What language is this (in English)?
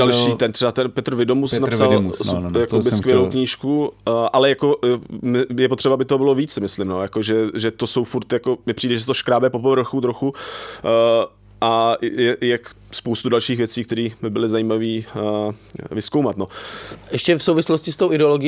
Czech